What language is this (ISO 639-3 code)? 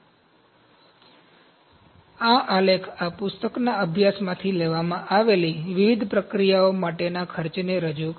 guj